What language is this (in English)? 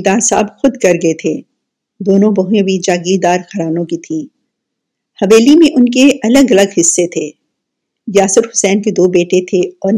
Urdu